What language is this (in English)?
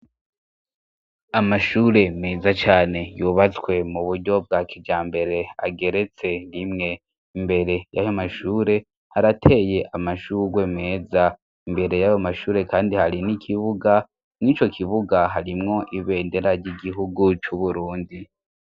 Rundi